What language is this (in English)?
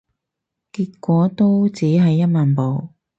Cantonese